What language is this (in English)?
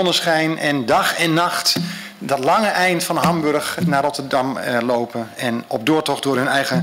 Dutch